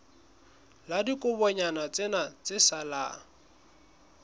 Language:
Southern Sotho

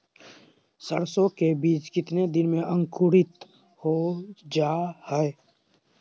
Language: Magahi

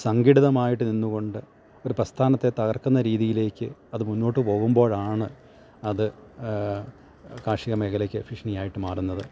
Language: Malayalam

